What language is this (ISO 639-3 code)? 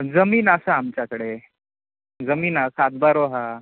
mar